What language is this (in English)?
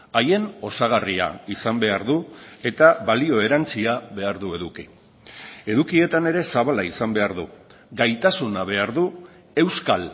Basque